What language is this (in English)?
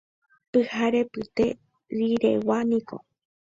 Guarani